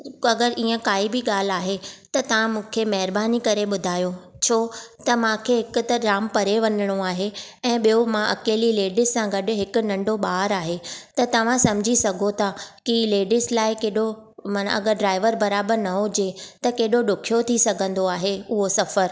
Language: Sindhi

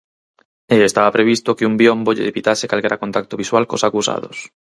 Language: Galician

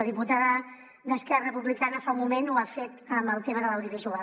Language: Catalan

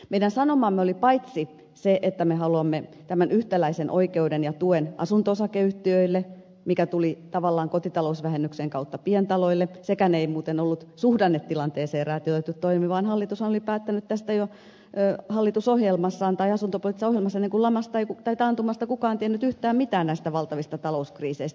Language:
Finnish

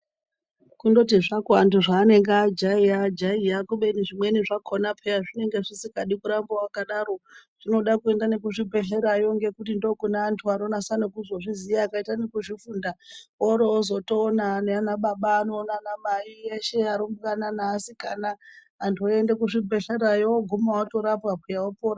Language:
Ndau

